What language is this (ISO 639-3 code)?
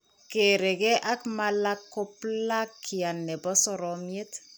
kln